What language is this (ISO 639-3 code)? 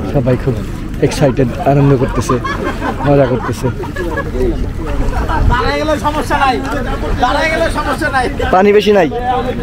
ara